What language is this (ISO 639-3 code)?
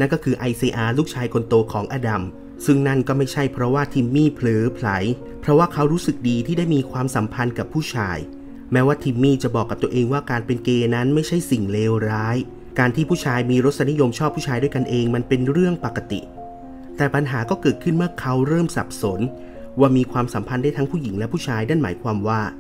tha